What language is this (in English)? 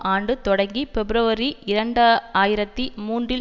Tamil